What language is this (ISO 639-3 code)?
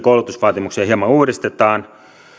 fin